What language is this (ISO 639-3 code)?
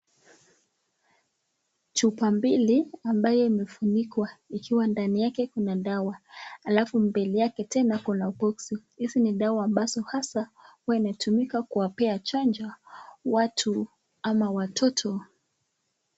swa